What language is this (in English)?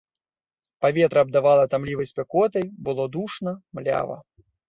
Belarusian